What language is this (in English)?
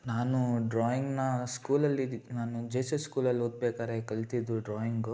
Kannada